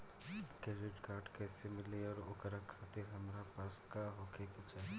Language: Bhojpuri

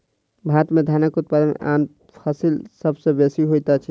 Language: Maithili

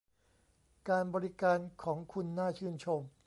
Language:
Thai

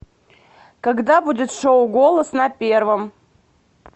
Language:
Russian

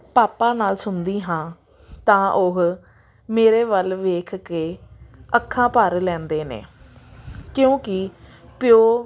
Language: Punjabi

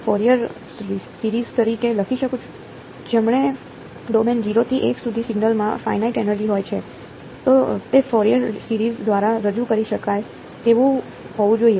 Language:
Gujarati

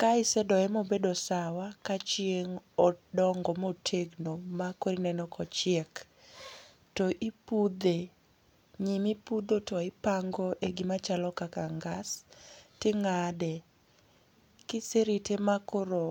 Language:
Luo (Kenya and Tanzania)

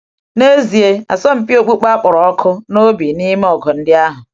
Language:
Igbo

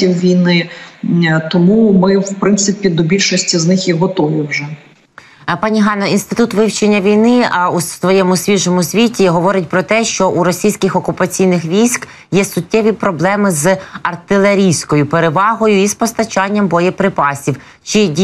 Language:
Ukrainian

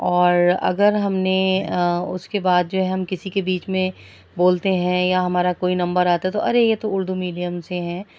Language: Urdu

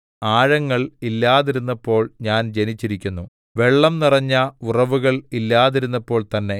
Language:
Malayalam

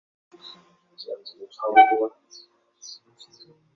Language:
Chinese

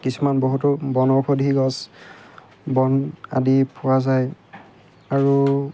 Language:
Assamese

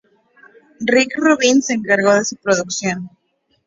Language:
Spanish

